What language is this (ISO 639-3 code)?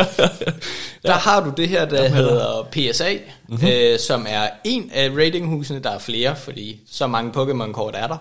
dan